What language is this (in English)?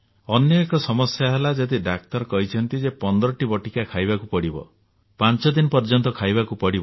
Odia